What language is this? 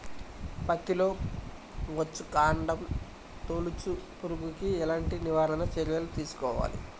Telugu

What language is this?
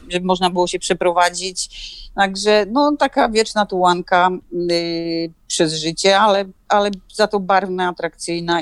Polish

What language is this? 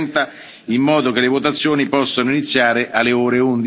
Italian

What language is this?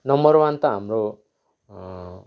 Nepali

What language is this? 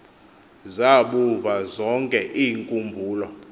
Xhosa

